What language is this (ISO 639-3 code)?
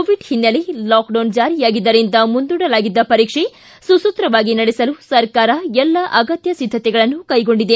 kan